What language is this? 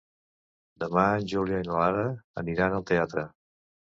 Catalan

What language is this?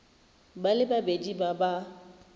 Tswana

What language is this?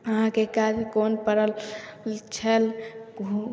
Maithili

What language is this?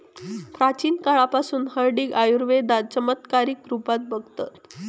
Marathi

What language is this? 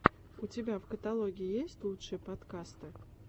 Russian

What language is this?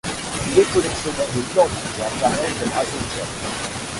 French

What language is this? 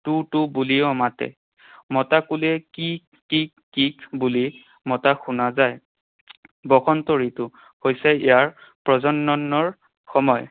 Assamese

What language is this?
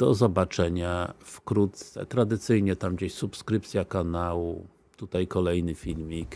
Polish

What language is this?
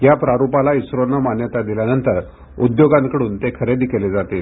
Marathi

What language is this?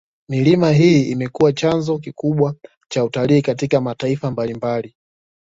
Swahili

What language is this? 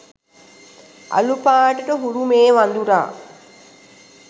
Sinhala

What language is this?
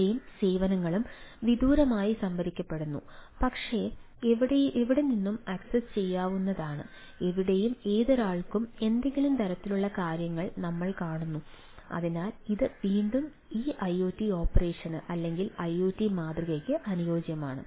Malayalam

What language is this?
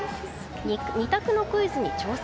Japanese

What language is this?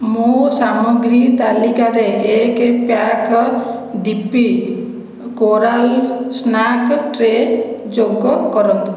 Odia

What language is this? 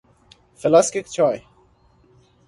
Persian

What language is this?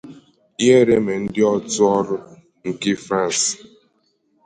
Igbo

